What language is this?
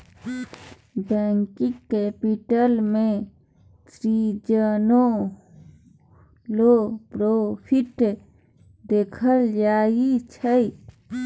Maithili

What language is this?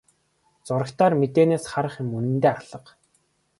Mongolian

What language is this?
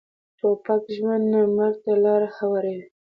Pashto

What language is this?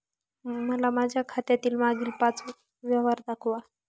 Marathi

